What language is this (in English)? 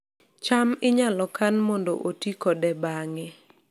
Luo (Kenya and Tanzania)